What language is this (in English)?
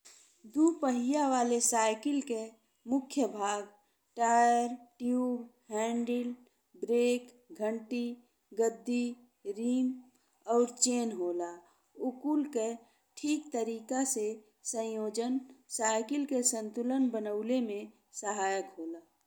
Bhojpuri